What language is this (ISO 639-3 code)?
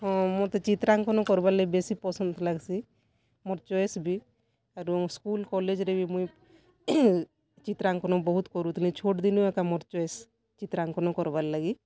ori